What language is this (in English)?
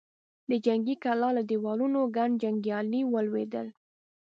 Pashto